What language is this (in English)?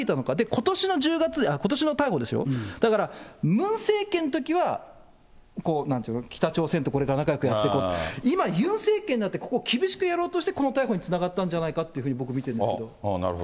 Japanese